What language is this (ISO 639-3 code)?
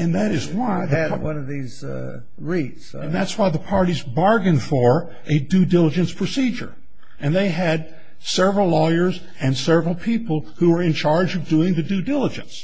eng